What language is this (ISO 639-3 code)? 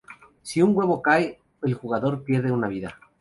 spa